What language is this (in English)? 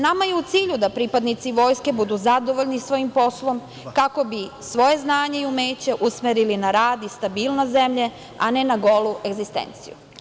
Serbian